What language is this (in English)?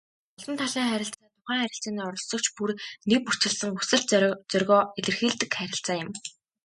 Mongolian